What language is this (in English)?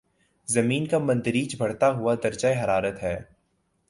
Urdu